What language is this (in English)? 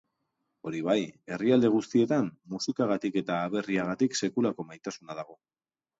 Basque